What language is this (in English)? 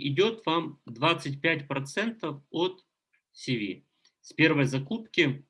Russian